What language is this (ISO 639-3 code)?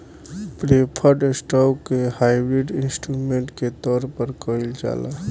bho